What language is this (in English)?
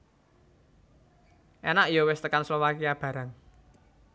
Javanese